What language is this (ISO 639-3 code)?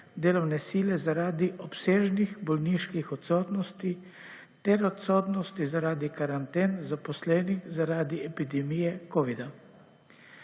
slv